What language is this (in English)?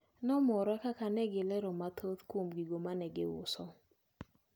Luo (Kenya and Tanzania)